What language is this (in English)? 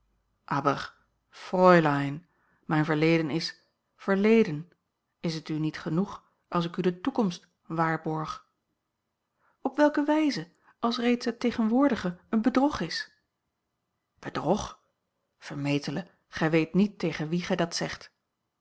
Dutch